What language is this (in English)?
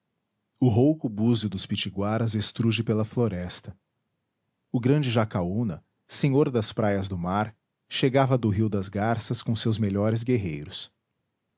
Portuguese